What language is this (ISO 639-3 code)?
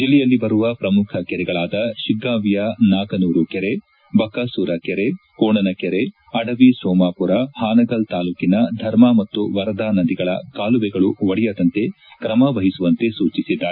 kan